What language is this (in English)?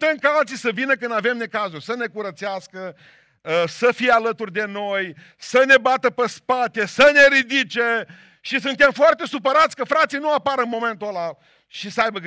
Romanian